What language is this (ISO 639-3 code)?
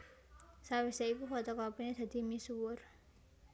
jav